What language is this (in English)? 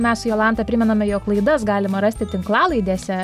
Lithuanian